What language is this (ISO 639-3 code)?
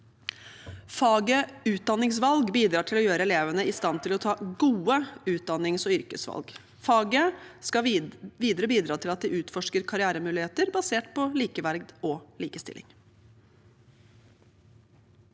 nor